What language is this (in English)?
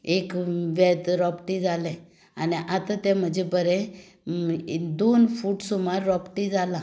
Konkani